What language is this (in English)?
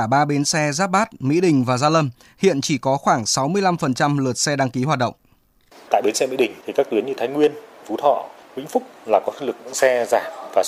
Vietnamese